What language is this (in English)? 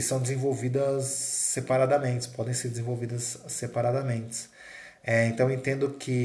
Portuguese